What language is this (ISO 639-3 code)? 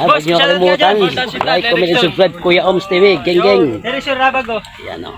fil